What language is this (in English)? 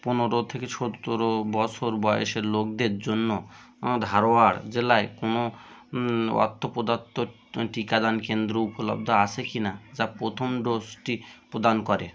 Bangla